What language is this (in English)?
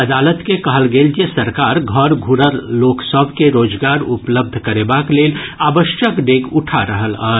Maithili